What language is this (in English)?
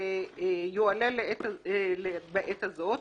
Hebrew